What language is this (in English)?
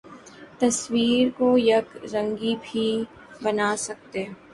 Urdu